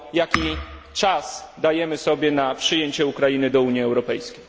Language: Polish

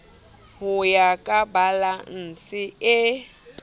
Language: Southern Sotho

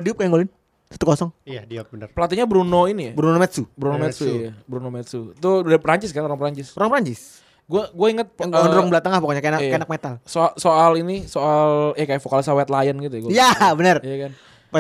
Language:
Indonesian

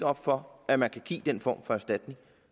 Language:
Danish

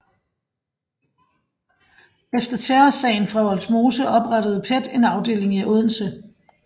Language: Danish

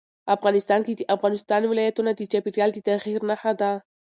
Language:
Pashto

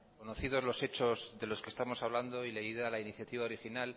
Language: Spanish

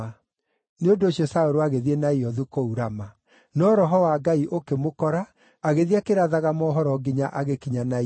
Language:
Kikuyu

